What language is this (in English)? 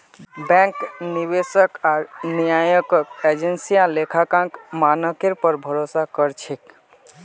Magahi